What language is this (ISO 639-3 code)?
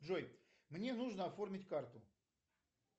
rus